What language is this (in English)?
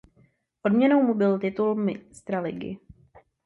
Czech